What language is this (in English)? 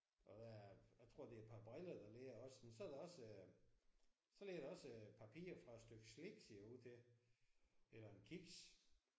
Danish